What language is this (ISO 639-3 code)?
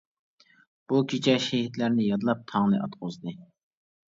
uig